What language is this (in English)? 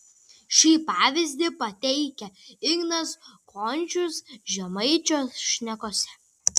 Lithuanian